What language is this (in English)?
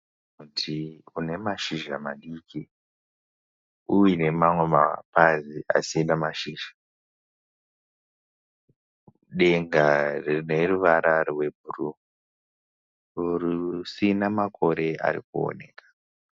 Shona